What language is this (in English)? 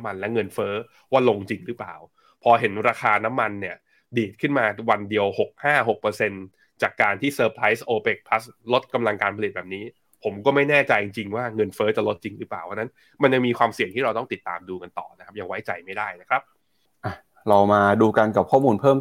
Thai